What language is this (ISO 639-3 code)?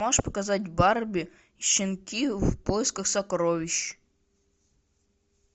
rus